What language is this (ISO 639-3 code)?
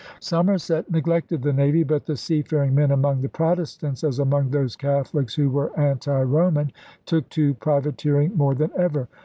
eng